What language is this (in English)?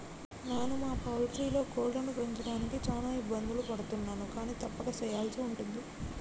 Telugu